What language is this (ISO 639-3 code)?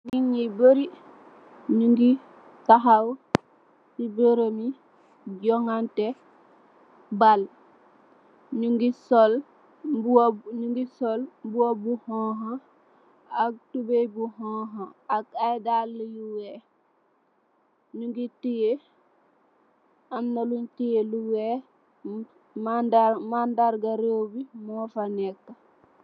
wol